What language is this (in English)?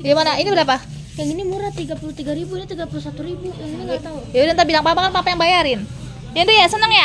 Indonesian